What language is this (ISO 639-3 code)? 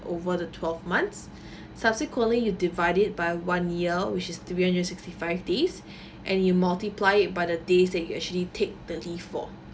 eng